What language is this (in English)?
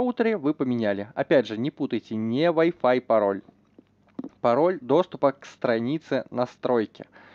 Russian